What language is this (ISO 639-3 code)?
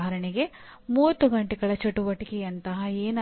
kan